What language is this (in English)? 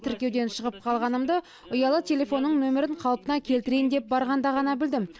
Kazakh